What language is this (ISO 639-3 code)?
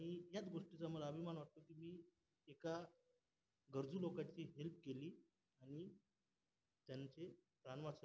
mar